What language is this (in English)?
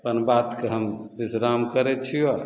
Maithili